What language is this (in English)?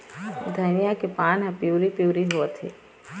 Chhattisgarhi